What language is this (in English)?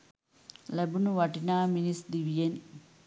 Sinhala